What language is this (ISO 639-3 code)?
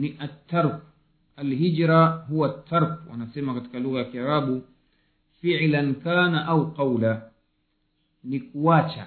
swa